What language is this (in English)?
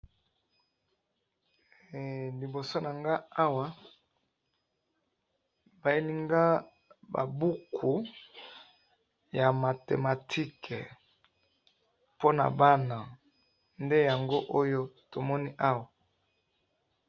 Lingala